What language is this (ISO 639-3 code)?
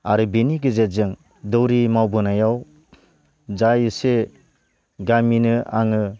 brx